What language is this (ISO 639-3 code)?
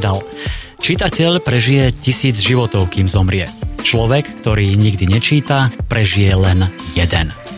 slk